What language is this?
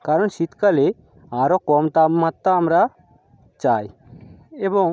Bangla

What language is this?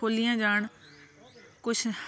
Punjabi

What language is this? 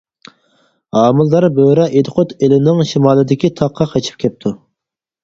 Uyghur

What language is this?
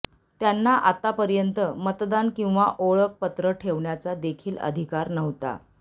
Marathi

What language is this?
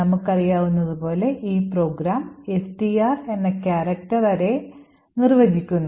Malayalam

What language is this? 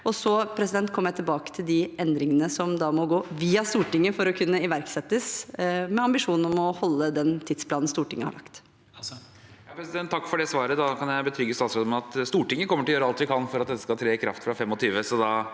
Norwegian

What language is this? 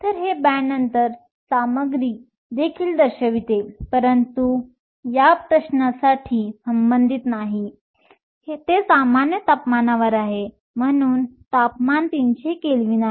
Marathi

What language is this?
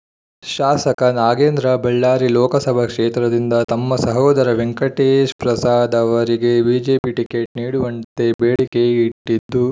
Kannada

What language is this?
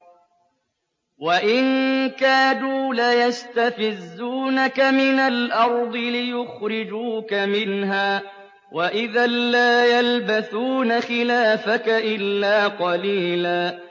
Arabic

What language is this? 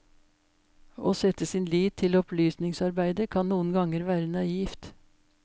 Norwegian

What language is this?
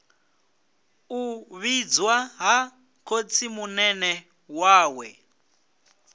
Venda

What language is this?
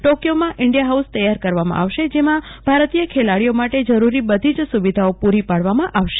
Gujarati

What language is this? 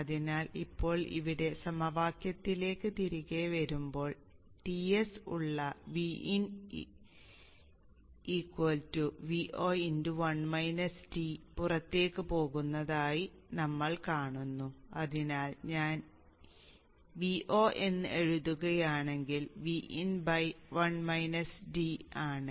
Malayalam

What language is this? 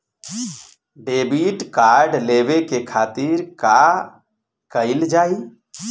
Bhojpuri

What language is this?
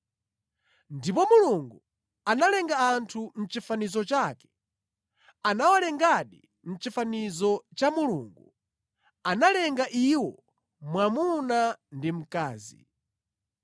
Nyanja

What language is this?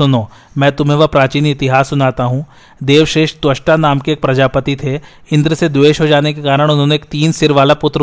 Hindi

